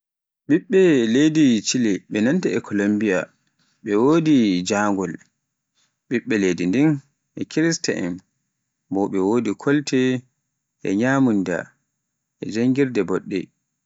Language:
Pular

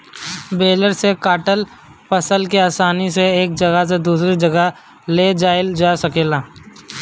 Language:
Bhojpuri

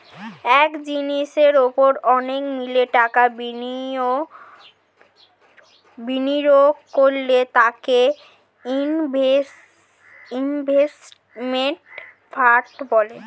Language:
Bangla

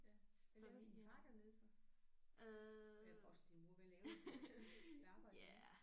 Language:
Danish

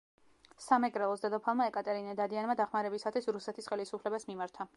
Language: Georgian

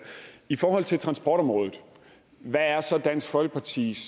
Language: Danish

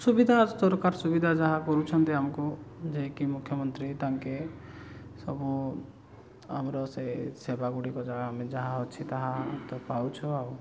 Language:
Odia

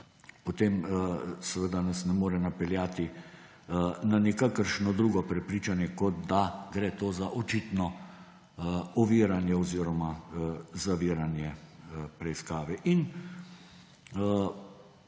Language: Slovenian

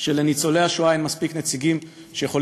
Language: Hebrew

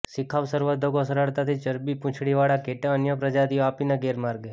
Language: Gujarati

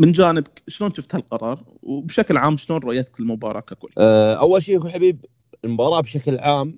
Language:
Arabic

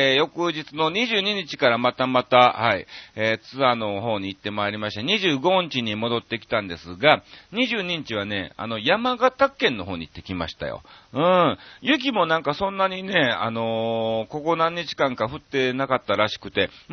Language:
Japanese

